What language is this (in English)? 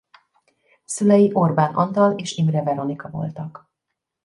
Hungarian